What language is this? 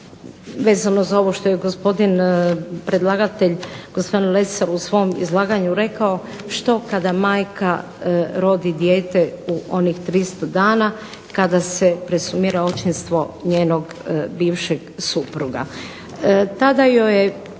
Croatian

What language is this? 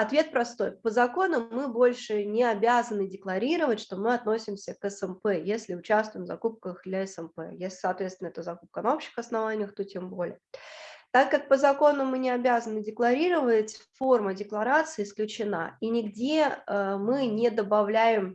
Russian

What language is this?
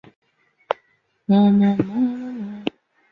Chinese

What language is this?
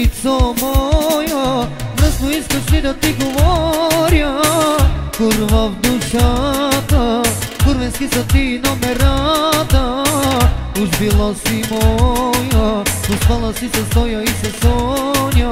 Bulgarian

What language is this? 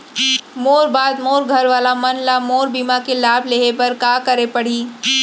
Chhattisgarhi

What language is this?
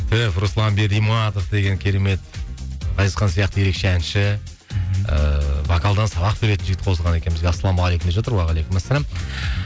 Kazakh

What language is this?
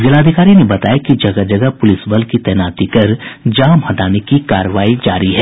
Hindi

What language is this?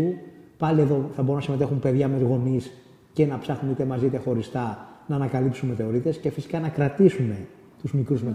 Greek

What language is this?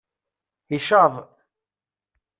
Kabyle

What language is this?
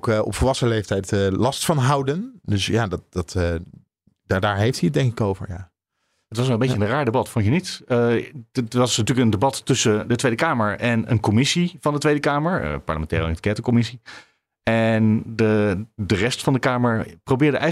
Dutch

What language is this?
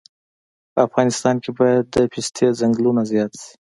Pashto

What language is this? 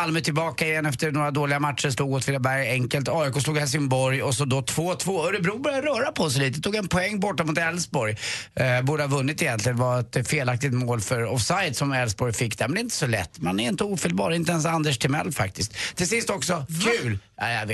Swedish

